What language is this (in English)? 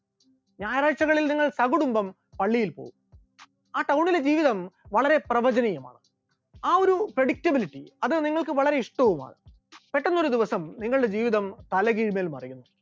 Malayalam